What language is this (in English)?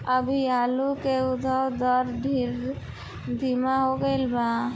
Bhojpuri